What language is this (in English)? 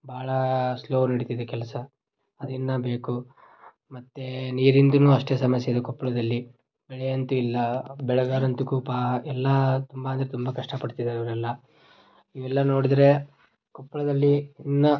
Kannada